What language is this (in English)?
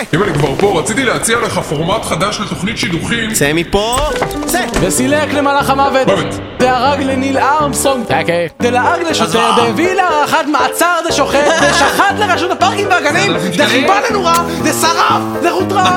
Hebrew